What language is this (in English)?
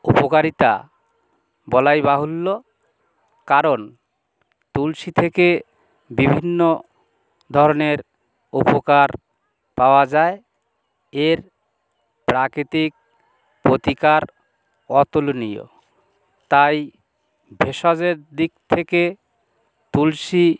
Bangla